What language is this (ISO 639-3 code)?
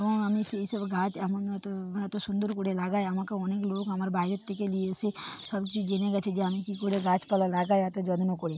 ben